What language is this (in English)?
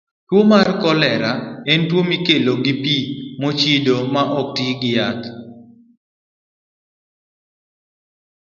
Luo (Kenya and Tanzania)